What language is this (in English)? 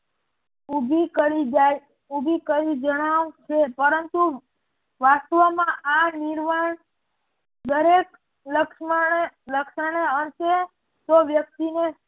Gujarati